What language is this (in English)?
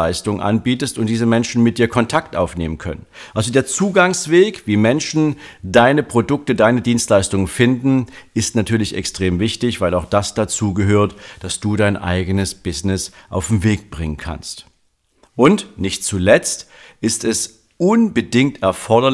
German